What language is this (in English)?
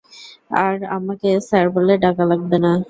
Bangla